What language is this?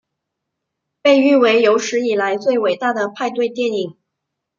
Chinese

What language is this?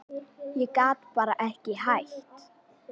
Icelandic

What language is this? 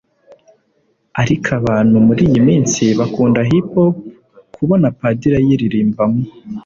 Kinyarwanda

